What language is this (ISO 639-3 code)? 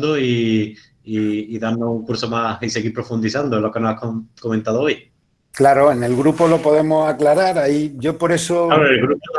spa